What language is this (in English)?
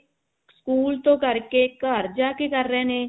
Punjabi